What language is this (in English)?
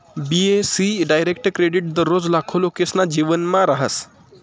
Marathi